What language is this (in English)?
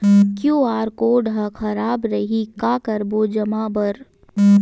Chhattisgarhi